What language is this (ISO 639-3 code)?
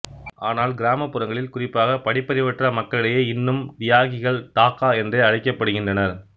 tam